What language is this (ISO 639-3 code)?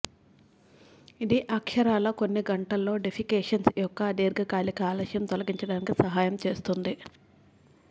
tel